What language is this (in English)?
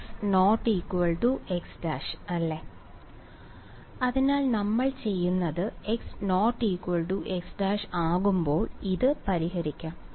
Malayalam